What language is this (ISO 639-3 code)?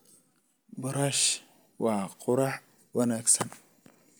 som